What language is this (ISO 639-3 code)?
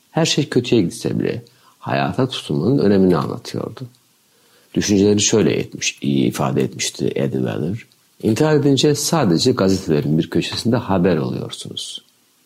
tur